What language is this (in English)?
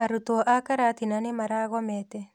Kikuyu